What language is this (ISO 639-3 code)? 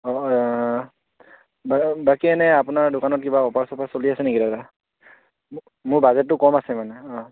asm